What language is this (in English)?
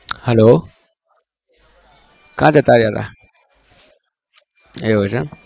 Gujarati